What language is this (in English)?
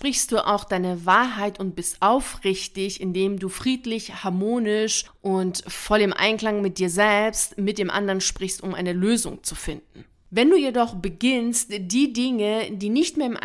German